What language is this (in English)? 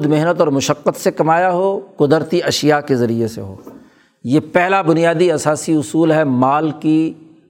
Urdu